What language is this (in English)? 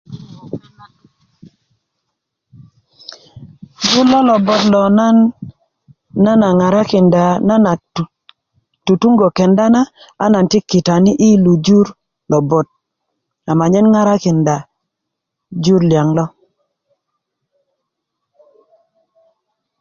Kuku